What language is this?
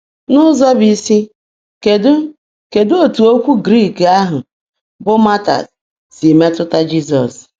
Igbo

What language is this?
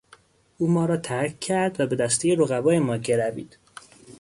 Persian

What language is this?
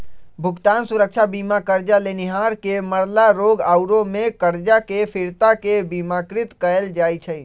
Magahi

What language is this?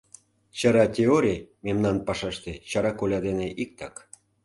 Mari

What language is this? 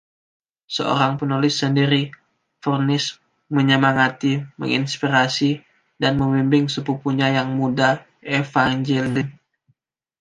Indonesian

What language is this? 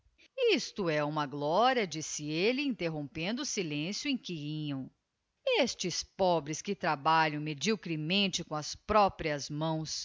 Portuguese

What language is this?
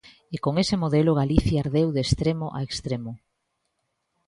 Galician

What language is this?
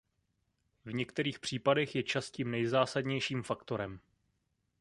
Czech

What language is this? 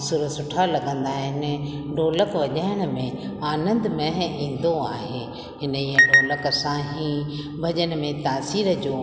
Sindhi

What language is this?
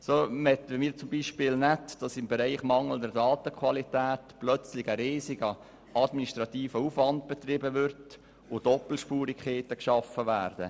Swiss German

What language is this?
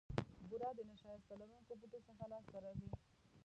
Pashto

